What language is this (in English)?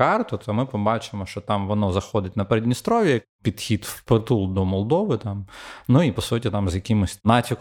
Ukrainian